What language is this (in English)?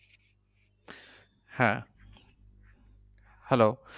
Bangla